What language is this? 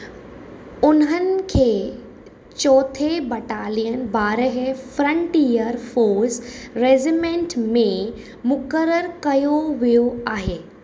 Sindhi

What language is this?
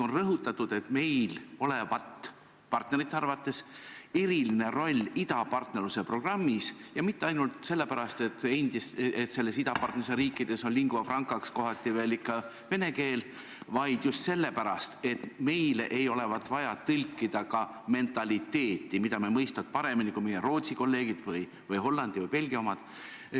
Estonian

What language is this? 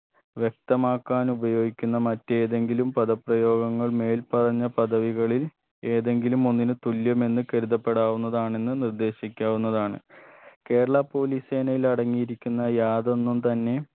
Malayalam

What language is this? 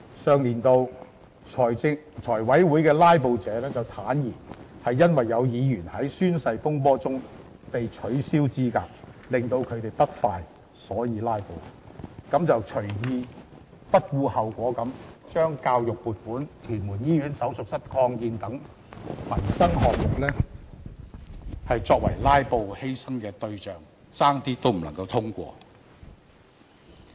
Cantonese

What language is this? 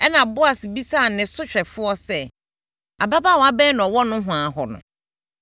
Akan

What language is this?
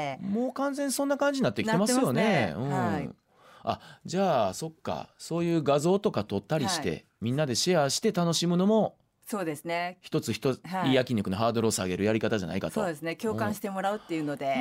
Japanese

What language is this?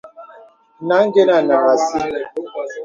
Bebele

